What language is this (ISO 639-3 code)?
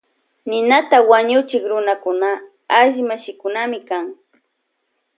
qvj